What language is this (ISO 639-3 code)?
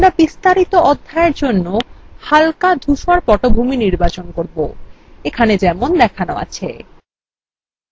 ben